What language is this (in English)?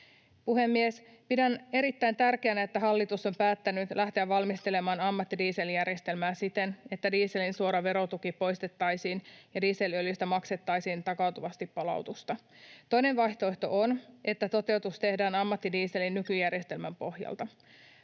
Finnish